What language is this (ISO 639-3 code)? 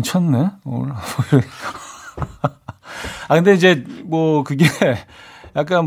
kor